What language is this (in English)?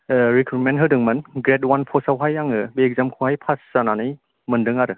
Bodo